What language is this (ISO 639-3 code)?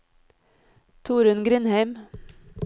nor